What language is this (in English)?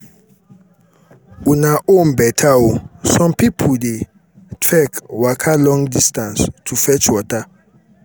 Nigerian Pidgin